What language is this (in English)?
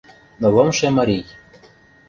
Mari